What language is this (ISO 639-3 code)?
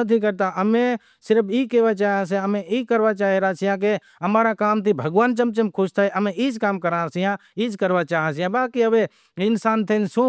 kxp